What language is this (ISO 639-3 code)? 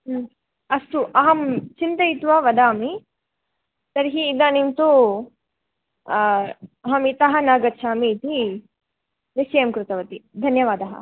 san